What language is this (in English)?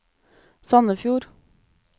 Norwegian